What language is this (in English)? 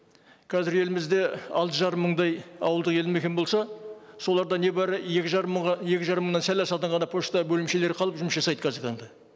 Kazakh